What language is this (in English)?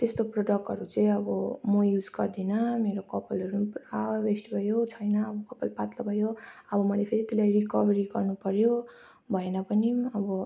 Nepali